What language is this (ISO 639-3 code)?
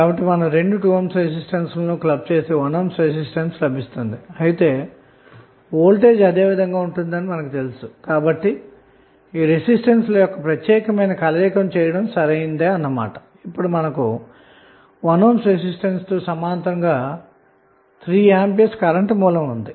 tel